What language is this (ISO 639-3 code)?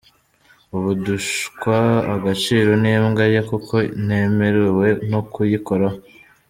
kin